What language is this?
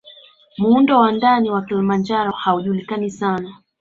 Swahili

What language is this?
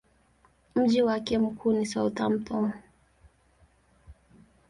Swahili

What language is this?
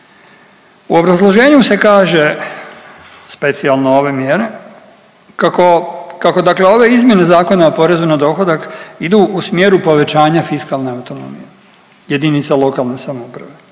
Croatian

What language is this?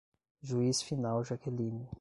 Portuguese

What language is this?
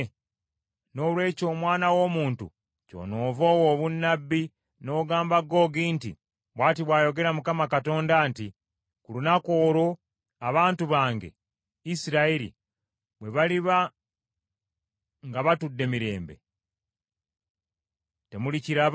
Ganda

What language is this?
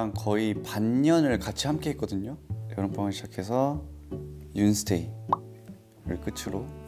Korean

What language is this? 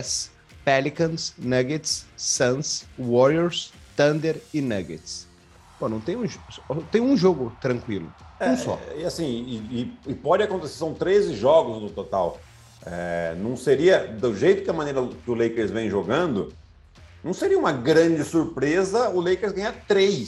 Portuguese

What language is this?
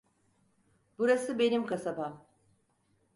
Turkish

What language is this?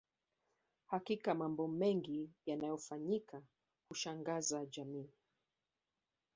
Swahili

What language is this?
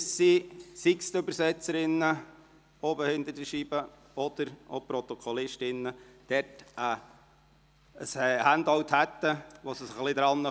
Swiss German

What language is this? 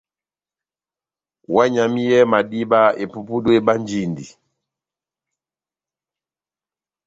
Batanga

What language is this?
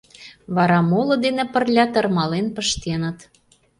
Mari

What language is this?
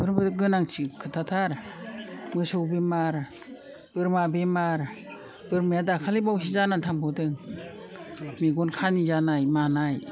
Bodo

